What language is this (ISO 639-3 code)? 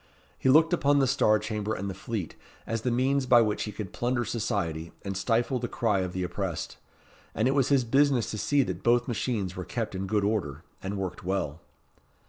eng